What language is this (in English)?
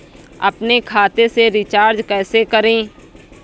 Hindi